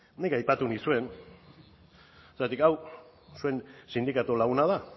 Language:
Basque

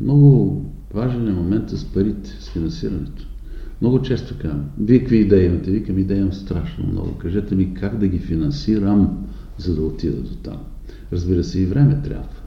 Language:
Bulgarian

